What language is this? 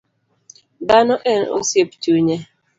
Luo (Kenya and Tanzania)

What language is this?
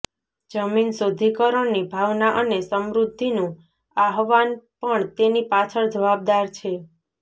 Gujarati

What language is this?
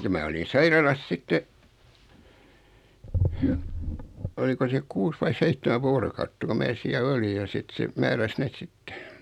Finnish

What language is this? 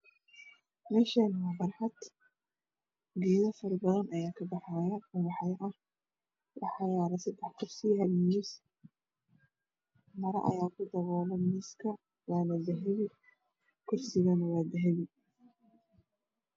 Somali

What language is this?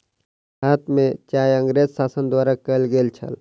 Maithili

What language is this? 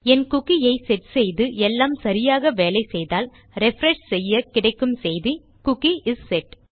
Tamil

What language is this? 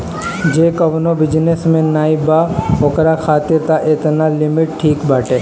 Bhojpuri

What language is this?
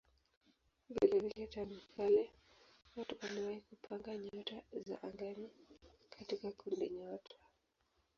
Swahili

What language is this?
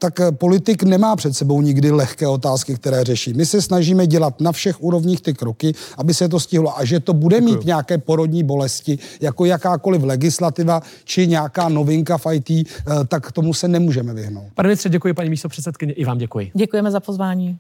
Czech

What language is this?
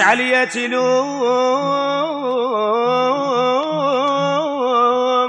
Arabic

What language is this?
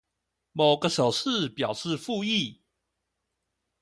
Chinese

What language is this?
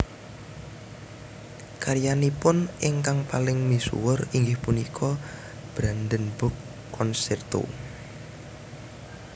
Javanese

